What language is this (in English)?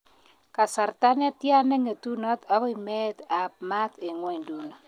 Kalenjin